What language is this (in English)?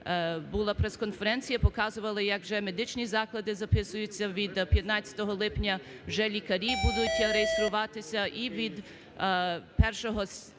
Ukrainian